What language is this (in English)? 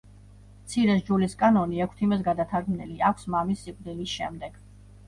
Georgian